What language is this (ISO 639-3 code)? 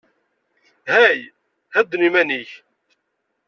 kab